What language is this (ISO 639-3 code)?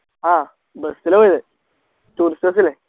mal